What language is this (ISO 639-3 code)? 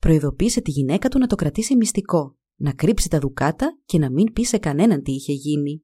ell